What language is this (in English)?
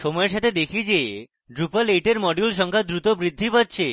Bangla